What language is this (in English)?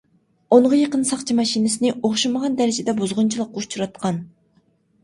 Uyghur